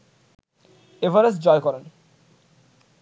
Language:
Bangla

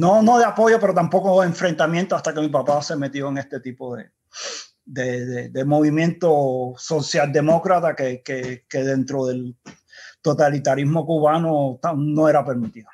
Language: Spanish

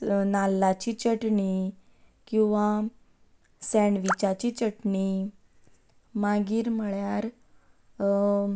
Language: Konkani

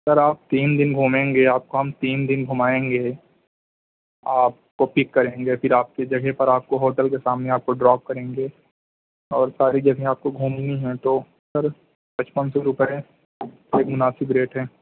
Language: Urdu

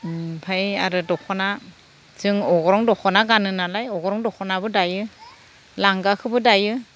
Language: Bodo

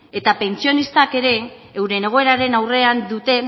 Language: Basque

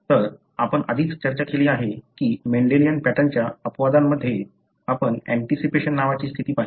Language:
Marathi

